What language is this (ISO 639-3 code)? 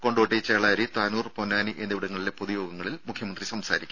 mal